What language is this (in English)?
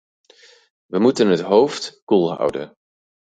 Dutch